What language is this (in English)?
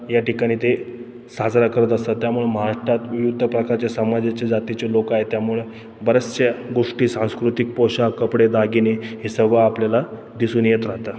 Marathi